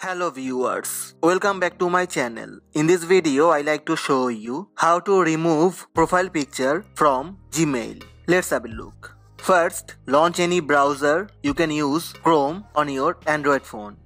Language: English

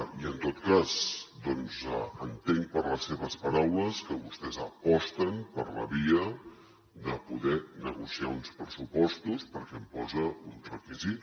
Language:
Catalan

